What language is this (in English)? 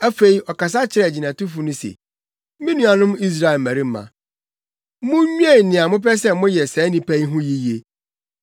Akan